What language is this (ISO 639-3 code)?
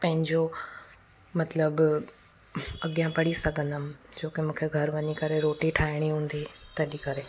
snd